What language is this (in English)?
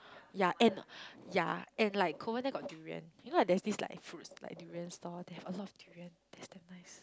English